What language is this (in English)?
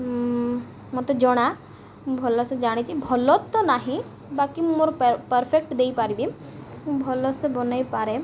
Odia